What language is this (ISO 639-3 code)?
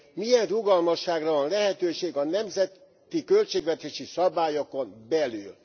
hun